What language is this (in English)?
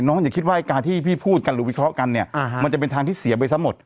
Thai